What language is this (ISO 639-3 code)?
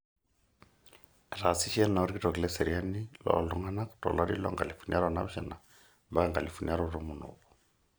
mas